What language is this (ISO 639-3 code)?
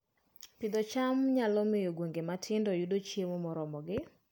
luo